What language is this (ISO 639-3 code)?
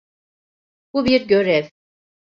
tur